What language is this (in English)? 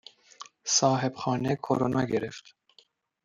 Persian